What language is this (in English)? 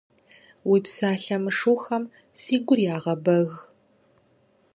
Kabardian